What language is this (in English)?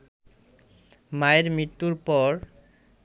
Bangla